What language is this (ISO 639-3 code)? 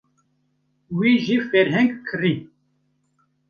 kur